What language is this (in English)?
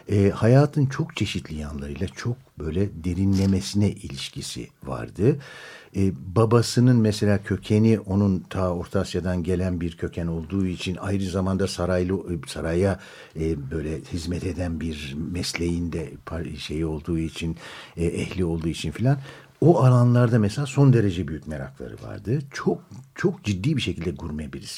Turkish